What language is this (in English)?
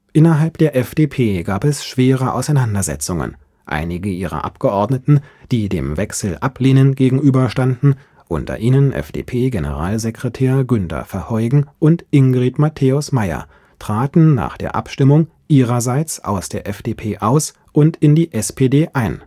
German